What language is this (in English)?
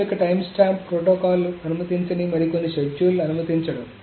Telugu